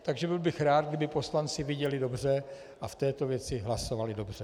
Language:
Czech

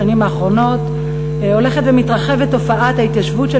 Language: Hebrew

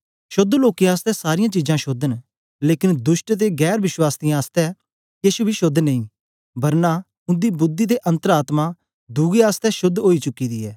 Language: Dogri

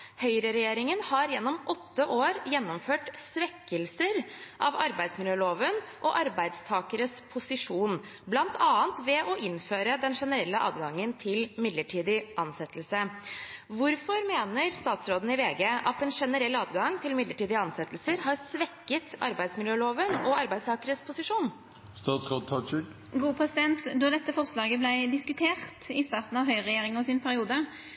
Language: Norwegian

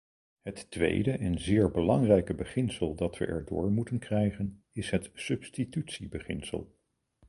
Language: Dutch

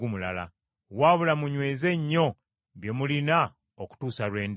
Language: Ganda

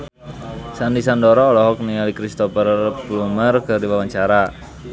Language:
Sundanese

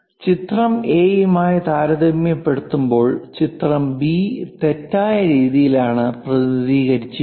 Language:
Malayalam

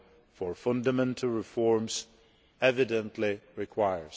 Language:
English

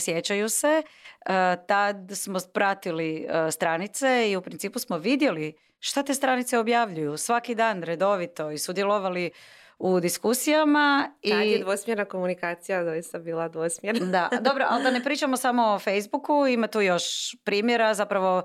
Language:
Croatian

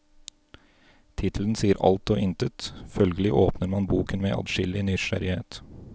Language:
Norwegian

